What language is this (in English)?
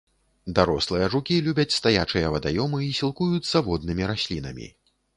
Belarusian